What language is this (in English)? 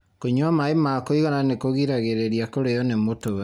Kikuyu